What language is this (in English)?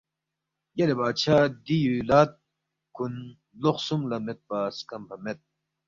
Balti